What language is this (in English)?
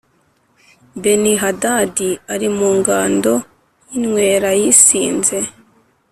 Kinyarwanda